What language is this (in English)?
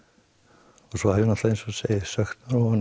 Icelandic